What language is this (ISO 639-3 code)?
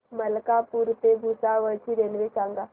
mar